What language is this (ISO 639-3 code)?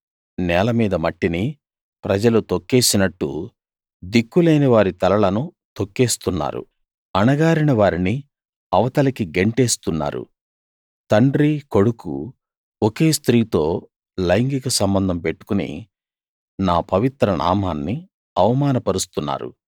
tel